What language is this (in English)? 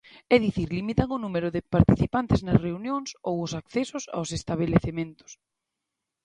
Galician